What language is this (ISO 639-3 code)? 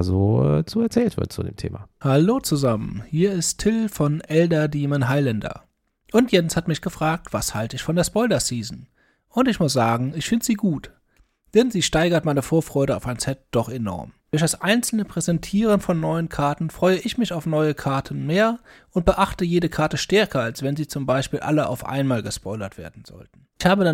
deu